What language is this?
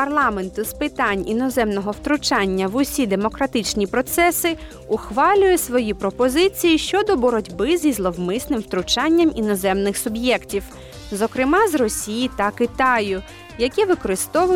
Ukrainian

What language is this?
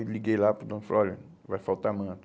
Portuguese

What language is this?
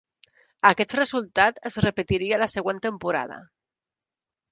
Catalan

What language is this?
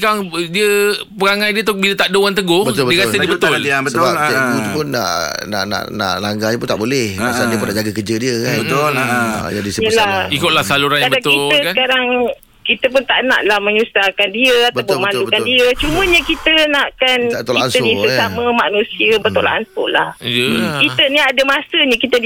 Malay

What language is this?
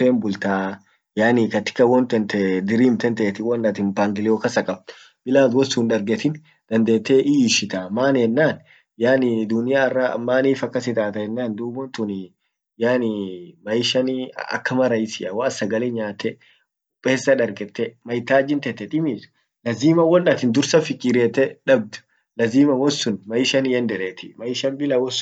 Orma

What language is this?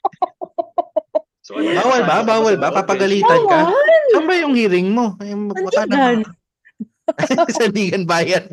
Filipino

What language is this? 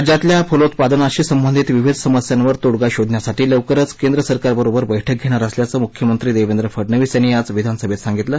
Marathi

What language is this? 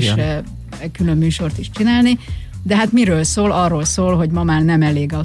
Hungarian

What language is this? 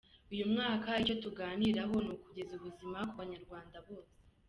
Kinyarwanda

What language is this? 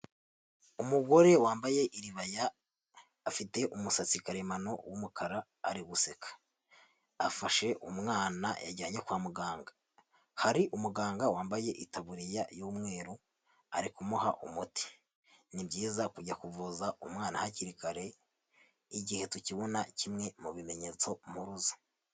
Kinyarwanda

